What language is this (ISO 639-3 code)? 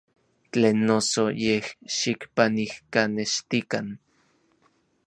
nlv